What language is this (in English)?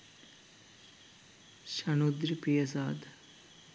Sinhala